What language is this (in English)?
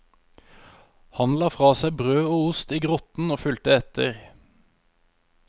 Norwegian